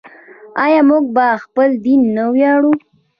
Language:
Pashto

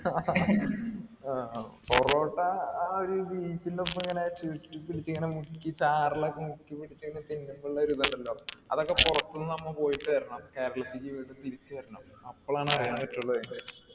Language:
Malayalam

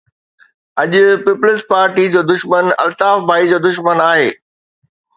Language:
Sindhi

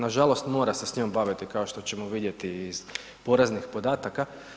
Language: Croatian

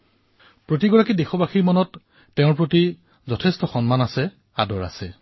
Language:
Assamese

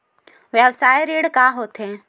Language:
Chhattisgarhi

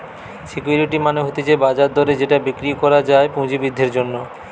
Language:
Bangla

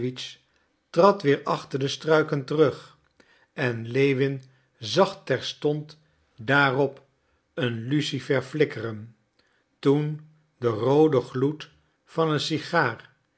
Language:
Dutch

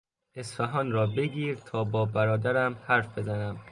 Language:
Persian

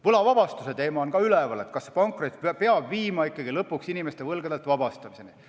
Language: Estonian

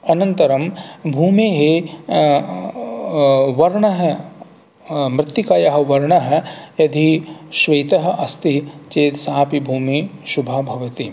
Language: Sanskrit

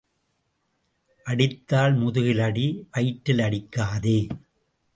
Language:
Tamil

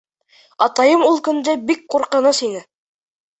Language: Bashkir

